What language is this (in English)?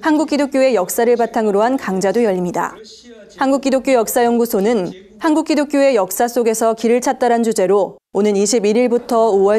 Korean